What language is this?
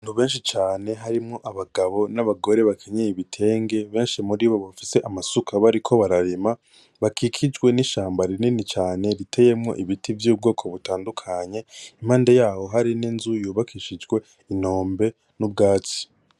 Rundi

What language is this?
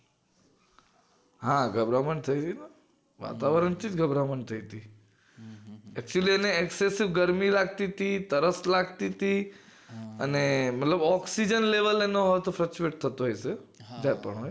Gujarati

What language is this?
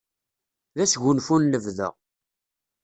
Kabyle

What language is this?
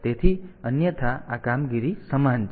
Gujarati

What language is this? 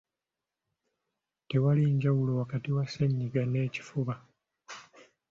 Ganda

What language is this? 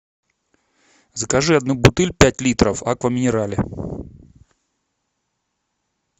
Russian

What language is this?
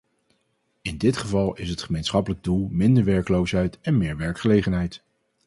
Dutch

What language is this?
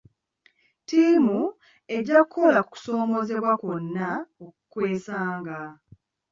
Ganda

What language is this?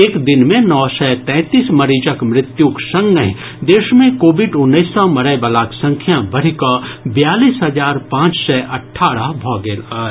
Maithili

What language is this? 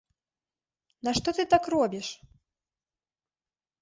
Belarusian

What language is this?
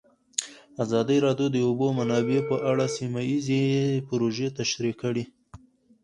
Pashto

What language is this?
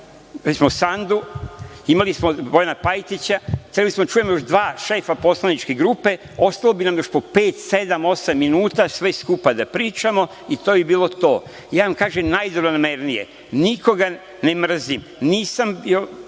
Serbian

